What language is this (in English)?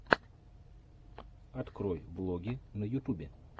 Russian